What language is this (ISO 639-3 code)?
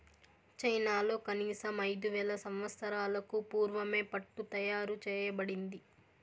tel